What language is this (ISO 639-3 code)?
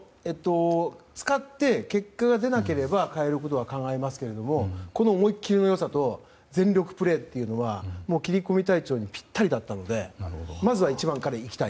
jpn